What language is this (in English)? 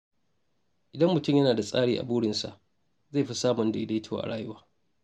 Hausa